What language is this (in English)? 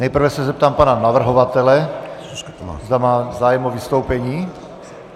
Czech